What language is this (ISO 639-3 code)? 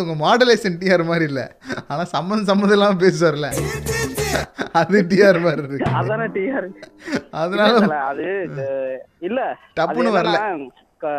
tam